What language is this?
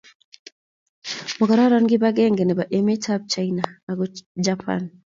Kalenjin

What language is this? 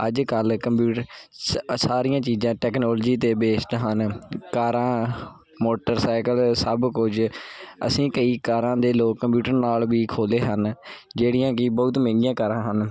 Punjabi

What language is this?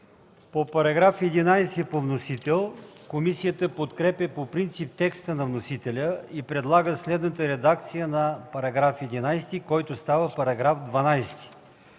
Bulgarian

